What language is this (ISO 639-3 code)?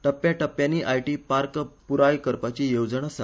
kok